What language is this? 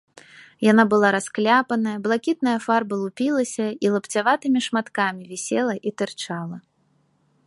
Belarusian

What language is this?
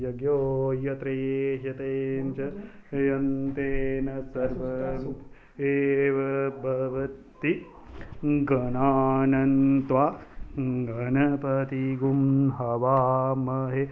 Dogri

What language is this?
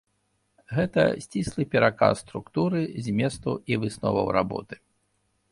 Belarusian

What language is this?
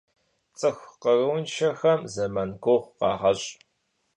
Kabardian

